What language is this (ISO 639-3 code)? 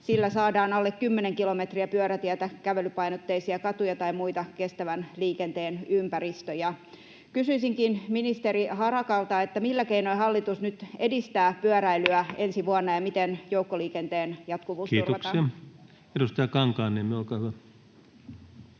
fin